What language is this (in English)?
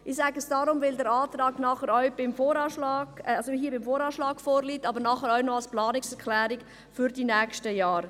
Swiss German